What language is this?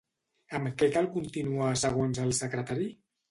Catalan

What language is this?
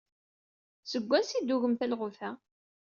Kabyle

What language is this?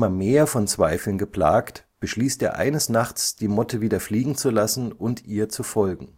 German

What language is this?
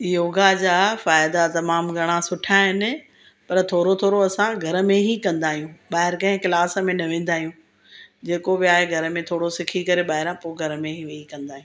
Sindhi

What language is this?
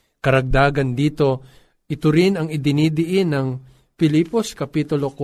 Filipino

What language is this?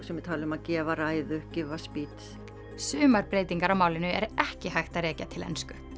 Icelandic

